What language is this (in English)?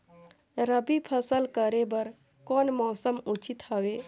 Chhattisgarhi